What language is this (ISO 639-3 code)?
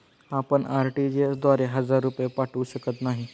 mar